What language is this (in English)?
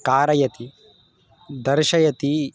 Sanskrit